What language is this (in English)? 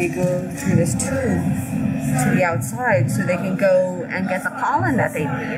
English